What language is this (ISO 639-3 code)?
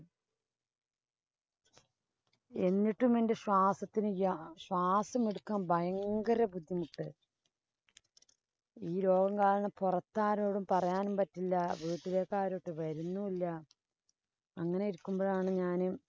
mal